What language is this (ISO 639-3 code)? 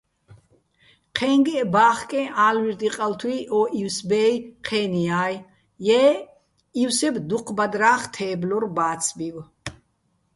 bbl